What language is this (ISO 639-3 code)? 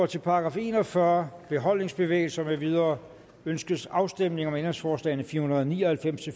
dan